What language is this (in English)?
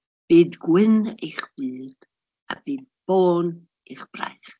Welsh